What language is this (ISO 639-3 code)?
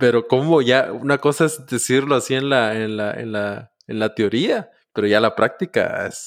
spa